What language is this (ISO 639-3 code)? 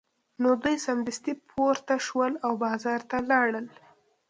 pus